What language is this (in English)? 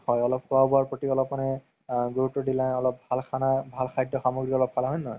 Assamese